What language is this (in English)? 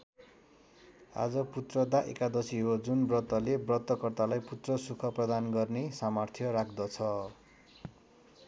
Nepali